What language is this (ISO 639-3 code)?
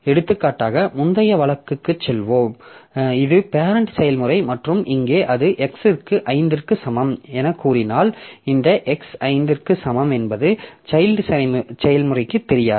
tam